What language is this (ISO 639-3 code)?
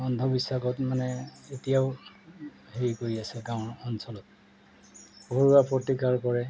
asm